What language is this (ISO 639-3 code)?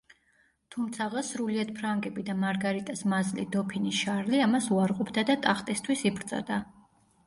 kat